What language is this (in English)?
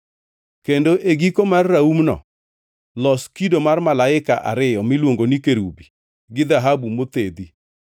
Luo (Kenya and Tanzania)